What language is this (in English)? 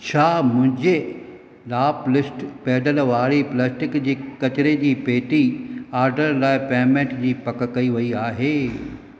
Sindhi